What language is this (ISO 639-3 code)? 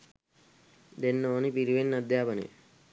sin